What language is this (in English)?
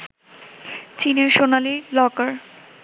Bangla